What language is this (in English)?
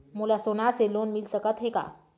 Chhattisgarhi